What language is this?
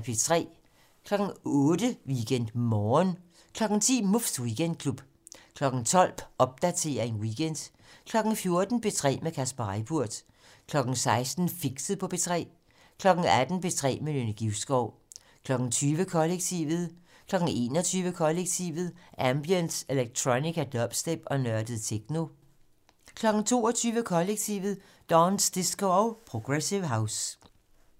Danish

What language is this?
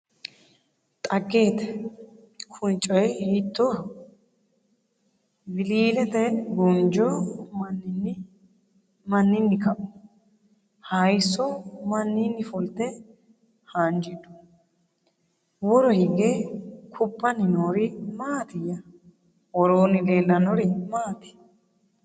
Sidamo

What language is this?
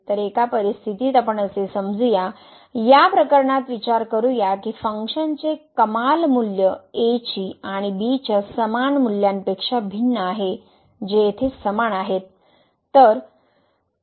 Marathi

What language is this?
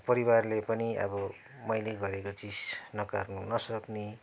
Nepali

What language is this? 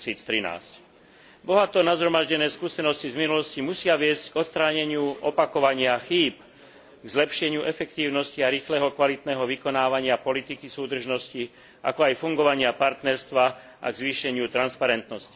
Slovak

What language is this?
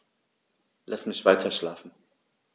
German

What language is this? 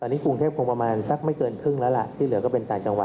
Thai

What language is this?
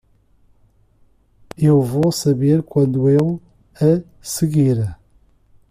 Portuguese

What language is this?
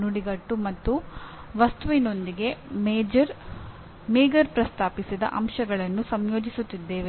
Kannada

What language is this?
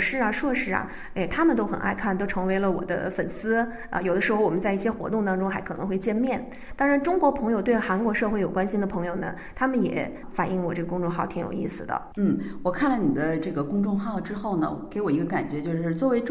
Chinese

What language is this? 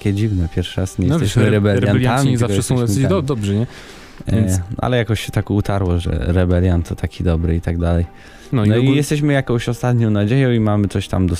Polish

